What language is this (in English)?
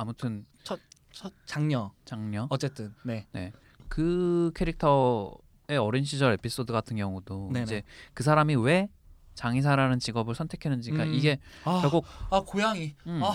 Korean